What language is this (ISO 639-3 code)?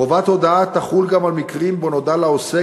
heb